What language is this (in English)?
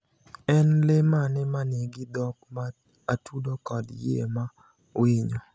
Luo (Kenya and Tanzania)